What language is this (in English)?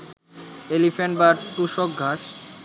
Bangla